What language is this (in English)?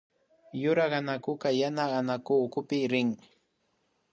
Imbabura Highland Quichua